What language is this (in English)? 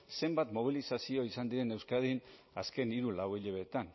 Basque